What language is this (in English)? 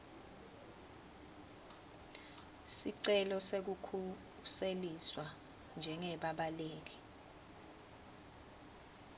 Swati